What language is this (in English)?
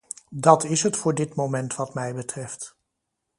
Dutch